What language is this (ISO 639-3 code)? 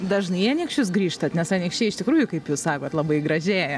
lit